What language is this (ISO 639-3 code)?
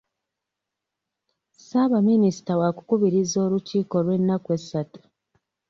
lug